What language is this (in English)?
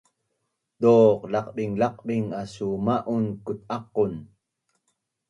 Bunun